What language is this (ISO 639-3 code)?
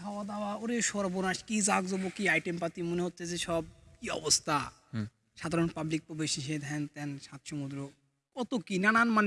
ben